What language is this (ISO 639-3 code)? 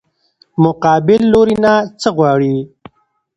pus